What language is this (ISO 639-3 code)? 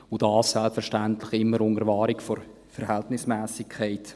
gsw